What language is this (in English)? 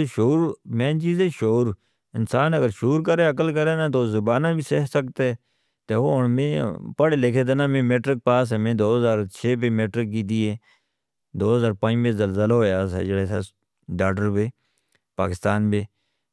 Northern Hindko